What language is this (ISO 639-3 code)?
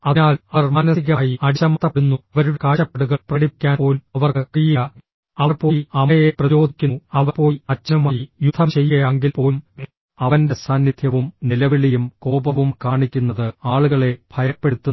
mal